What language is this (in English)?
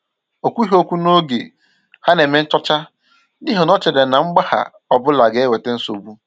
Igbo